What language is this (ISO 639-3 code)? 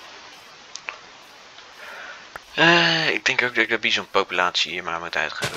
nld